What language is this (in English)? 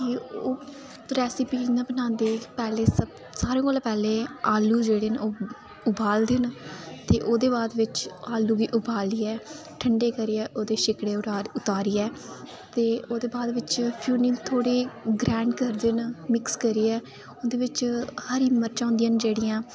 Dogri